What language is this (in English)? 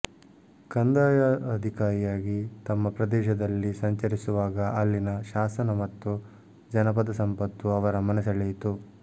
Kannada